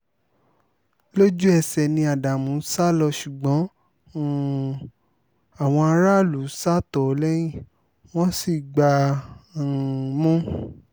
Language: Yoruba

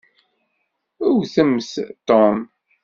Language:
Kabyle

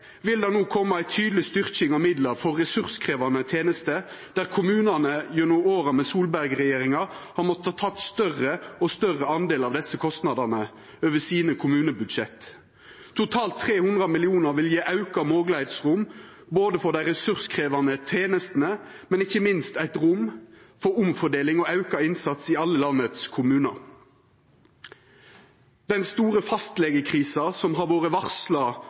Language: Norwegian Nynorsk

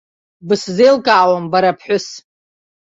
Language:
Abkhazian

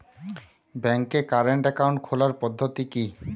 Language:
Bangla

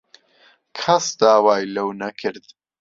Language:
Central Kurdish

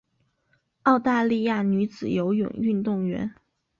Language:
Chinese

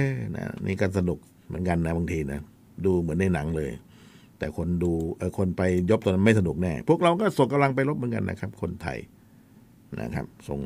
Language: Thai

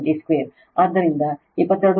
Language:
Kannada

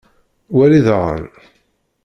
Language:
Kabyle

